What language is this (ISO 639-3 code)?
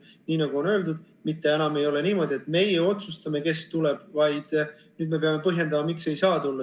est